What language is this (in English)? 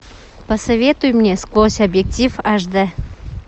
Russian